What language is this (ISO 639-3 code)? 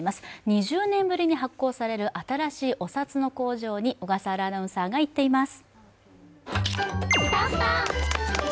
jpn